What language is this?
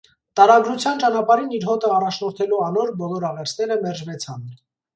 Armenian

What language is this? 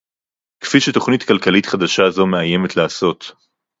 Hebrew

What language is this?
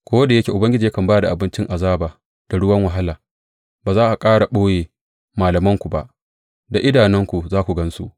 Hausa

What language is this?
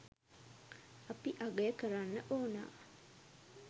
Sinhala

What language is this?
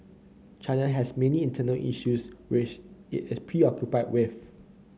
English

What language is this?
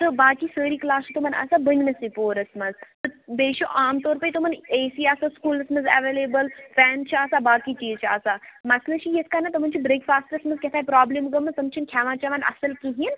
Kashmiri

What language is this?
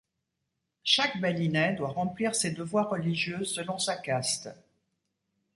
French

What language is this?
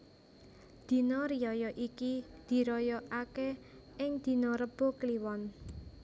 Javanese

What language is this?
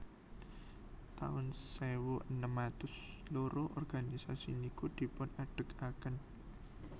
Javanese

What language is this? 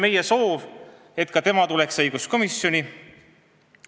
Estonian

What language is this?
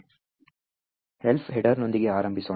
Kannada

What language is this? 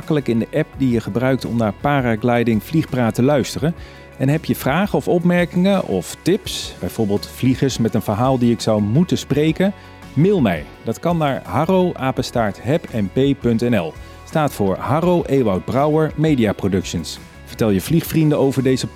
Dutch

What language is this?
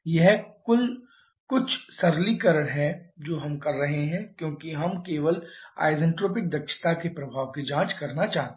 Hindi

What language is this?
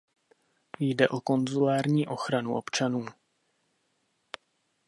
Czech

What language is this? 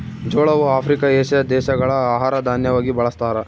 Kannada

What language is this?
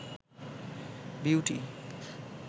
Bangla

